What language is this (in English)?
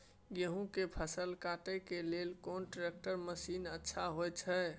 Maithili